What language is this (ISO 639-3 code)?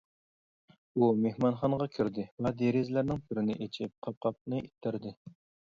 uig